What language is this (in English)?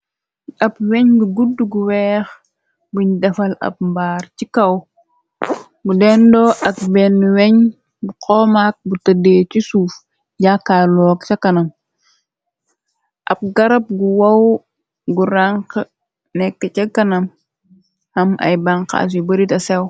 Wolof